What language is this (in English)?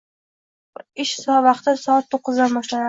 Uzbek